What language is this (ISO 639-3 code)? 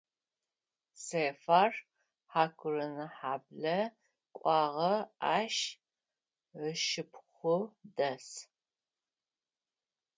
ady